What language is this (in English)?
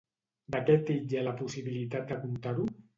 Catalan